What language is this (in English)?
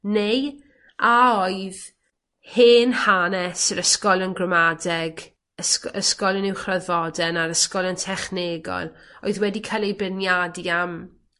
Welsh